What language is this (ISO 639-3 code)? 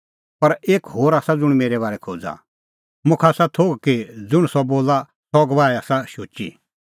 kfx